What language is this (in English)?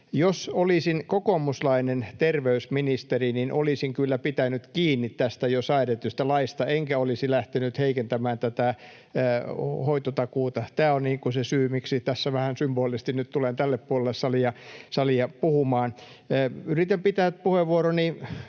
Finnish